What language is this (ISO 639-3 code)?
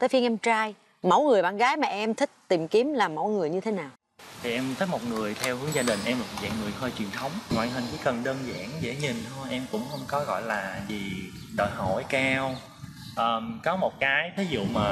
vie